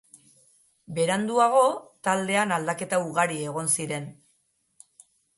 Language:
Basque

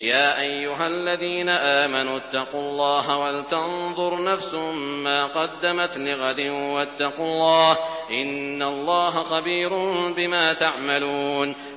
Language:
Arabic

